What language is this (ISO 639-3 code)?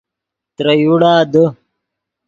ydg